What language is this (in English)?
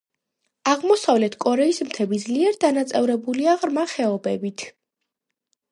Georgian